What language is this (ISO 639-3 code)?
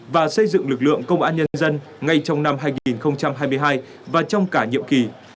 vie